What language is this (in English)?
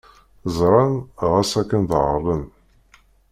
Kabyle